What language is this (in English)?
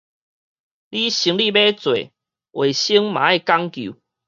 Min Nan Chinese